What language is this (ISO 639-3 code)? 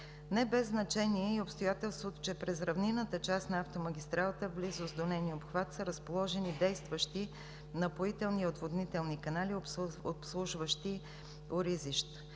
bul